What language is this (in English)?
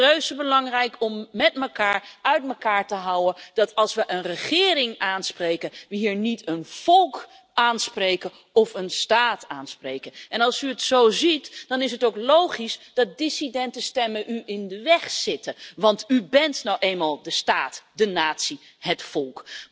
Dutch